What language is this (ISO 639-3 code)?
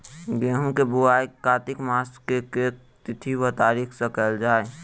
mai